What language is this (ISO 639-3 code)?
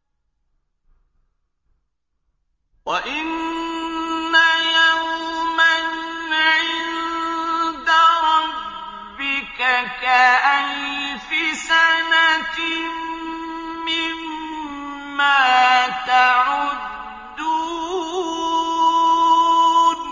ara